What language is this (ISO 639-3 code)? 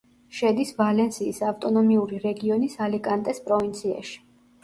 kat